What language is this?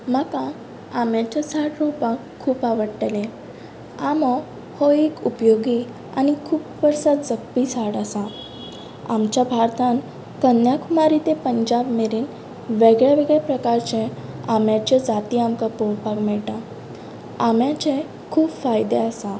Konkani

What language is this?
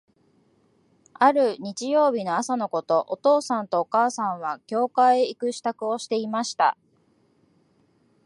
Japanese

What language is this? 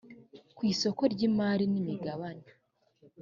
Kinyarwanda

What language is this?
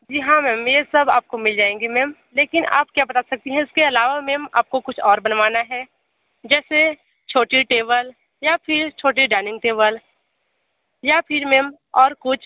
Hindi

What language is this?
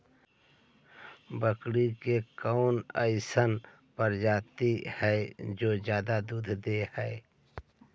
Magahi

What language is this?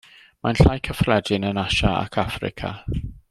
Welsh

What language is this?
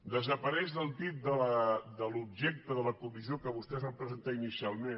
Catalan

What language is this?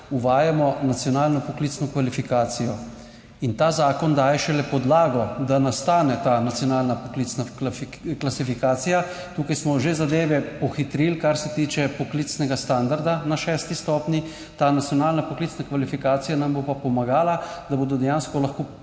Slovenian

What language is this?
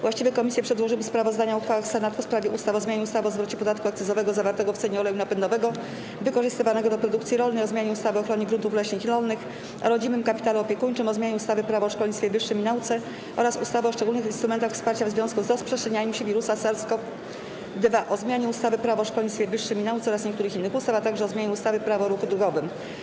Polish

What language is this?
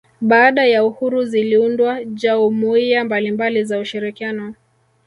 Swahili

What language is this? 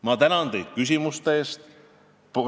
Estonian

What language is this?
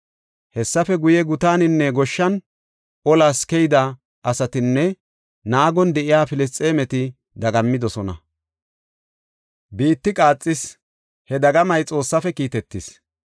Gofa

